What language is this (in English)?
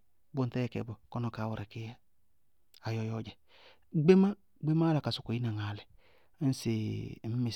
Bago-Kusuntu